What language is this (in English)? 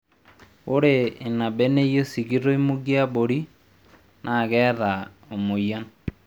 Masai